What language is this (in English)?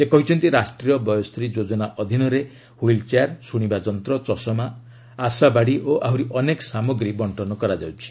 Odia